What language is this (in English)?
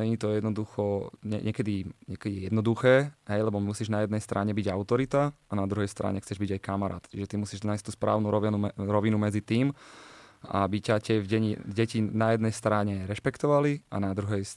Slovak